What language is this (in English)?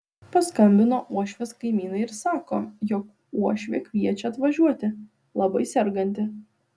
Lithuanian